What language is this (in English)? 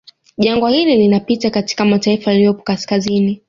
Swahili